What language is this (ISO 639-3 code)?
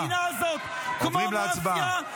heb